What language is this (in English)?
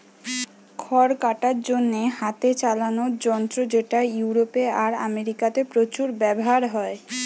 Bangla